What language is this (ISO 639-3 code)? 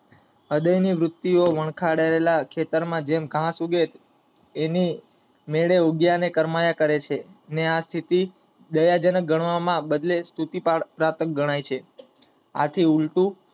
guj